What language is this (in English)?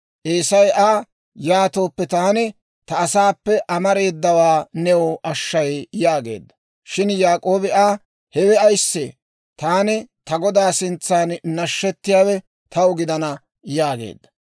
Dawro